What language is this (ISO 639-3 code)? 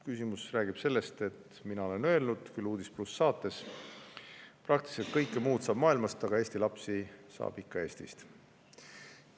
est